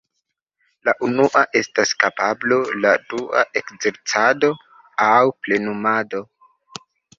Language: Esperanto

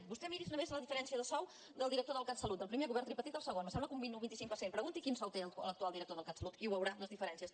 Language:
Catalan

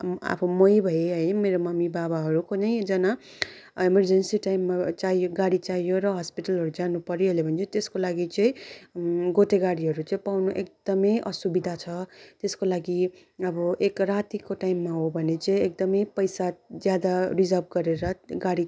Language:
Nepali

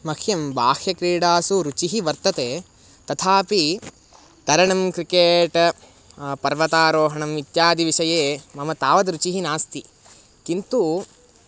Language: Sanskrit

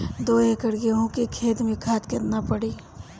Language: Bhojpuri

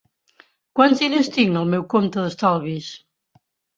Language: Catalan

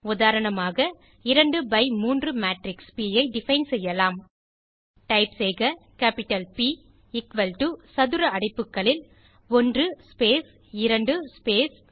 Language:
Tamil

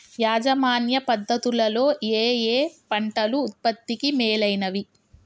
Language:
Telugu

